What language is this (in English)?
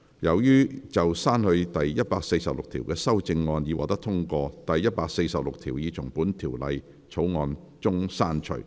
Cantonese